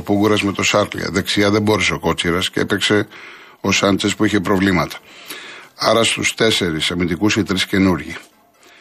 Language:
Greek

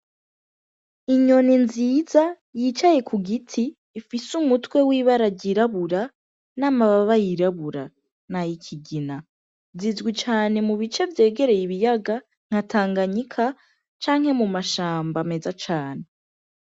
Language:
Rundi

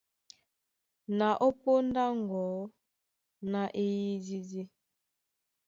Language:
Duala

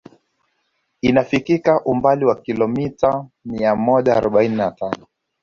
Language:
Swahili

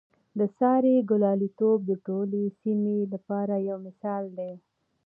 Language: Pashto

